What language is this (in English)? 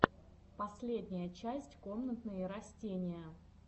Russian